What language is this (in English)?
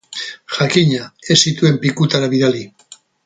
Basque